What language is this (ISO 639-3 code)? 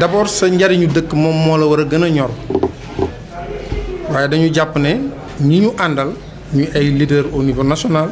fra